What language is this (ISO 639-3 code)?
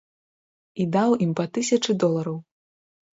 bel